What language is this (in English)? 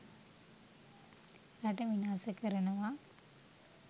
Sinhala